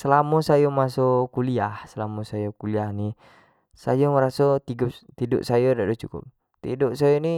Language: Jambi Malay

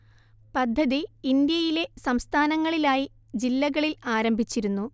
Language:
Malayalam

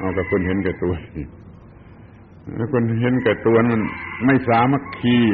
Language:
Thai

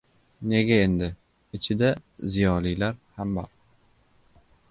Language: Uzbek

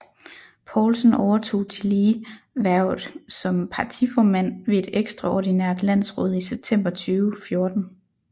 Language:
Danish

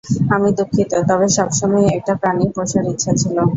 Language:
Bangla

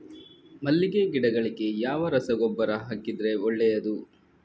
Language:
Kannada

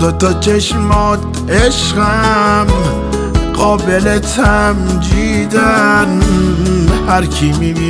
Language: Persian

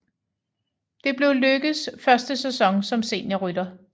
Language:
Danish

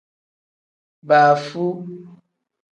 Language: Tem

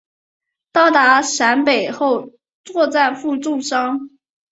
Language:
Chinese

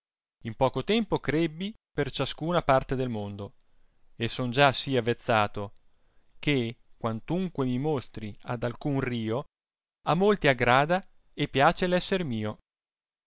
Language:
Italian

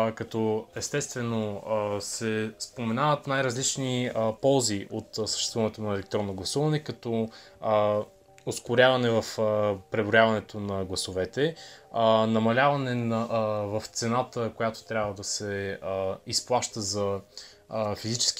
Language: Bulgarian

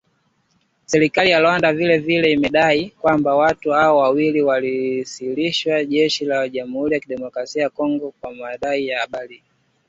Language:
Swahili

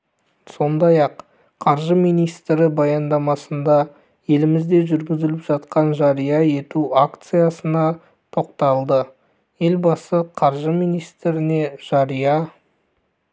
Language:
Kazakh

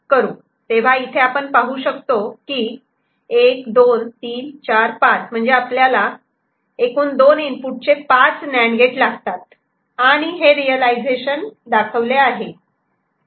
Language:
Marathi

